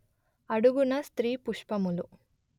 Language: Telugu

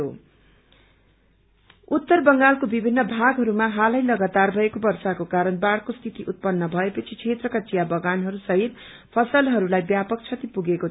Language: Nepali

